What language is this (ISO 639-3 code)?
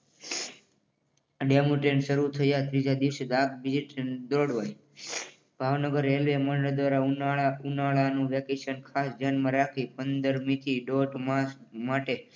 guj